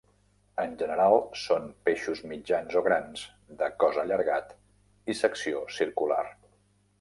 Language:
Catalan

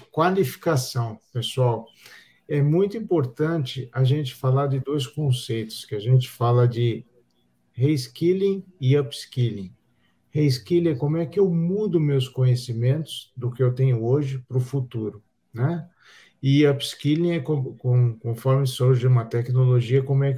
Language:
Portuguese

